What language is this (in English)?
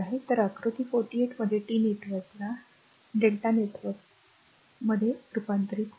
Marathi